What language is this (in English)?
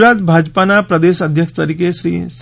Gujarati